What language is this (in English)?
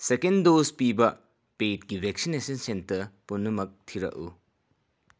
Manipuri